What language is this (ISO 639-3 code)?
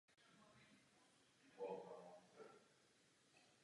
ces